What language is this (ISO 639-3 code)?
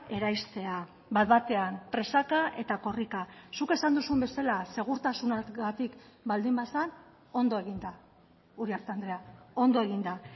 eus